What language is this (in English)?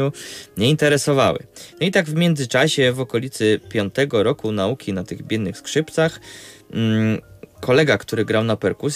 Polish